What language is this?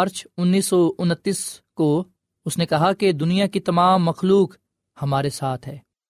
Urdu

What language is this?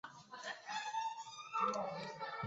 Chinese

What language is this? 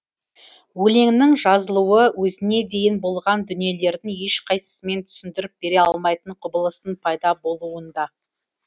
Kazakh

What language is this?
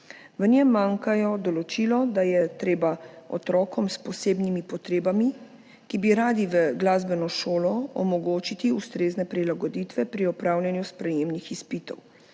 Slovenian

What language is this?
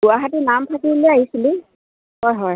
Assamese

